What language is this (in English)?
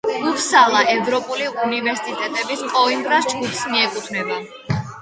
Georgian